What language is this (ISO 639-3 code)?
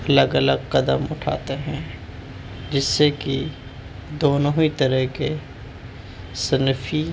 urd